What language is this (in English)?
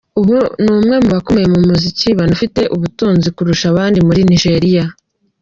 Kinyarwanda